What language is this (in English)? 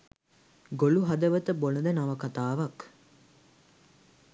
Sinhala